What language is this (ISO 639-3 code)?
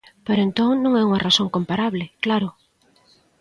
glg